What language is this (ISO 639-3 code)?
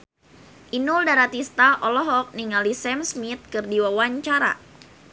sun